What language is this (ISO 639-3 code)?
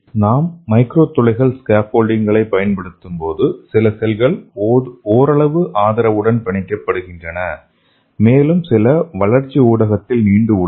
tam